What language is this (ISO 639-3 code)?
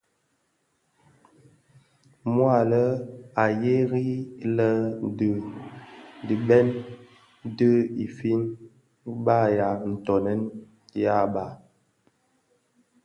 ksf